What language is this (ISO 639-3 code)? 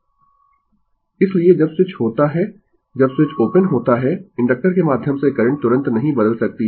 hin